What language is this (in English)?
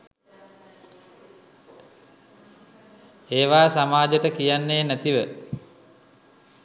Sinhala